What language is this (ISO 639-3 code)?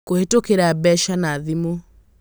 kik